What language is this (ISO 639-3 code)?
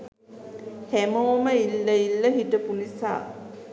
sin